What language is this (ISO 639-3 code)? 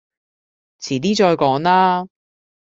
yue